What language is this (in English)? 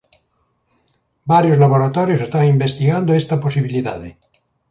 Galician